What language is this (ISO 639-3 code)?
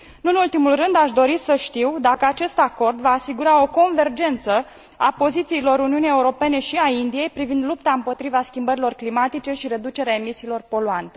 ron